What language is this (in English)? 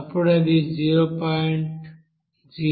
Telugu